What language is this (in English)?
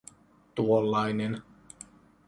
Finnish